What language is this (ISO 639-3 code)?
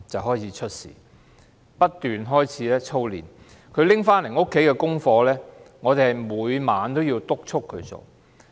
yue